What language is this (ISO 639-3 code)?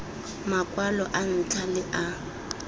tsn